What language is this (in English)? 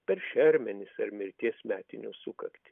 Lithuanian